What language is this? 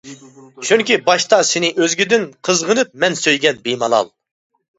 Uyghur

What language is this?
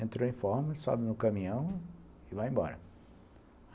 Portuguese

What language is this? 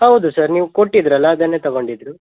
Kannada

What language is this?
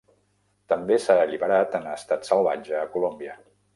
Catalan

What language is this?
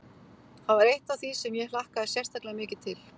Icelandic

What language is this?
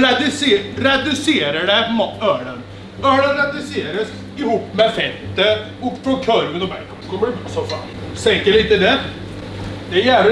Swedish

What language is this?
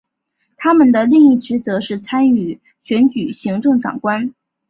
Chinese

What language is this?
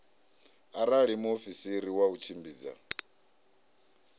Venda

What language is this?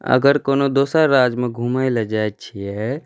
Maithili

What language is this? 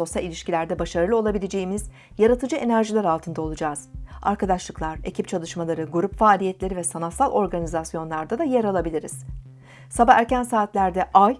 Turkish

